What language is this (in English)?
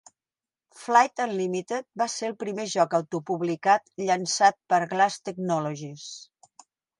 Catalan